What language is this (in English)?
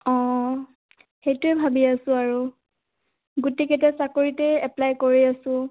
Assamese